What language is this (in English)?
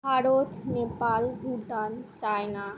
Bangla